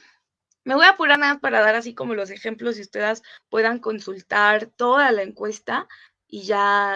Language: Spanish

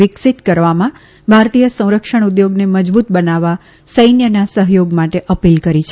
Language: Gujarati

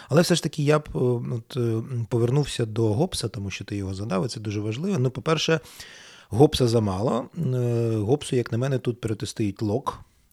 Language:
Ukrainian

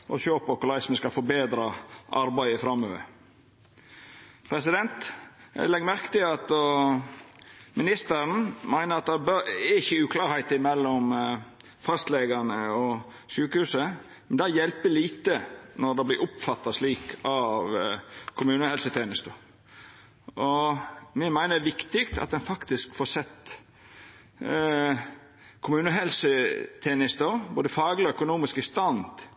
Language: Norwegian Nynorsk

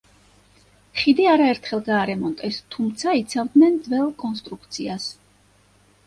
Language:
Georgian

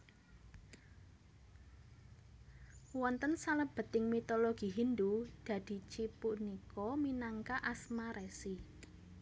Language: Javanese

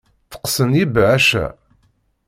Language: Kabyle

